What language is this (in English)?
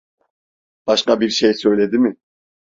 Turkish